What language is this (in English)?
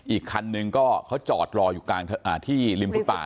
Thai